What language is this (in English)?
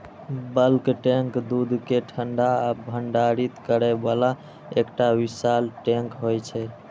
Maithili